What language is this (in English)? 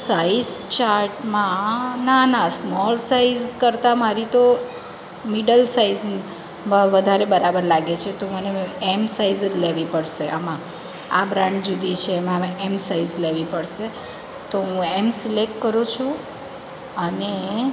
Gujarati